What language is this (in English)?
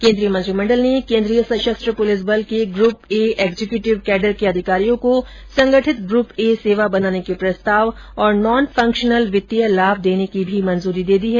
Hindi